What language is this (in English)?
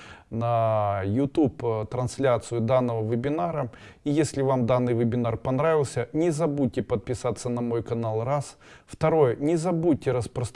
Russian